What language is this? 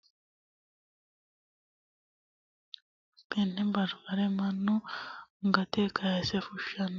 Sidamo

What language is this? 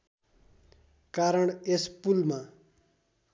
Nepali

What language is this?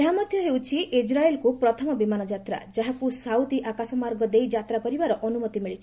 Odia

